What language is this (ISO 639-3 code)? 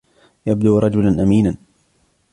ara